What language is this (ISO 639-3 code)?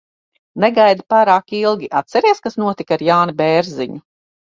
lav